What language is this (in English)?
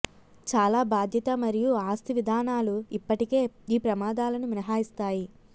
Telugu